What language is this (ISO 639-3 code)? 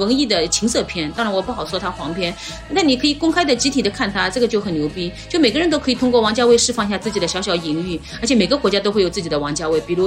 zho